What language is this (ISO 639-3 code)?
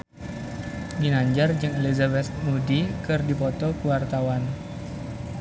sun